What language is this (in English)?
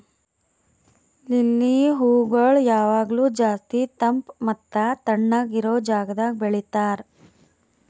Kannada